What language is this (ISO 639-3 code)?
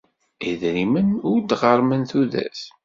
kab